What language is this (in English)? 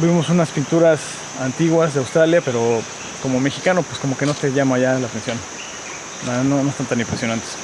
Spanish